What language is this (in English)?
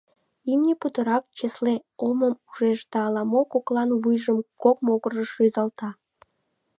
Mari